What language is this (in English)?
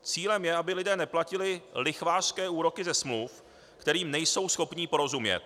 Czech